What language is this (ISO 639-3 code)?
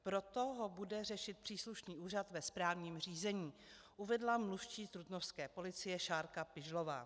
ces